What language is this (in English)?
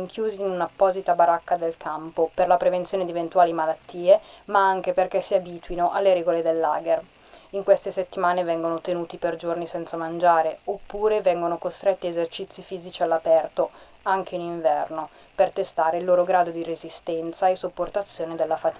Italian